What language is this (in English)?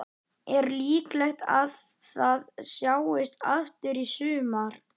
Icelandic